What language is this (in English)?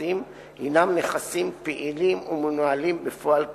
Hebrew